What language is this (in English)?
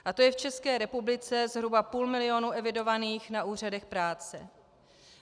Czech